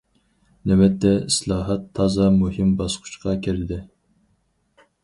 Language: Uyghur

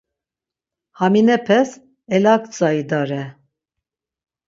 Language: Laz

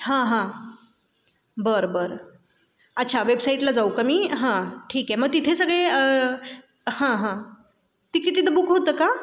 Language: Marathi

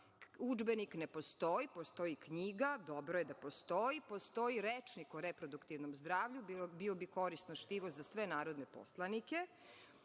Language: Serbian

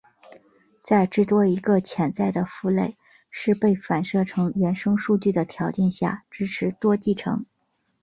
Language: Chinese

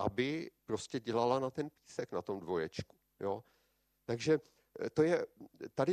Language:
Czech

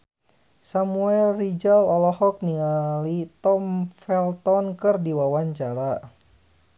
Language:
Sundanese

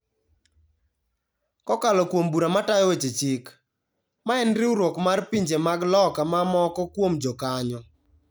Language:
Luo (Kenya and Tanzania)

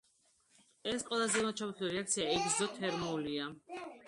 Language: Georgian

